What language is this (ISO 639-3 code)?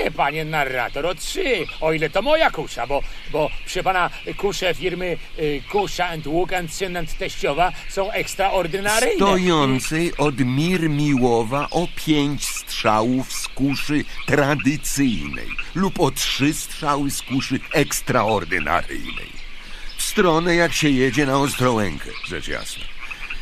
pol